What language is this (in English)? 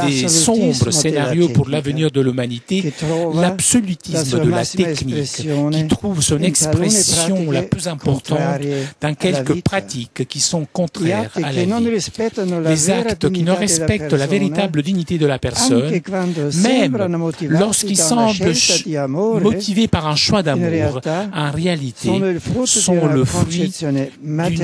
French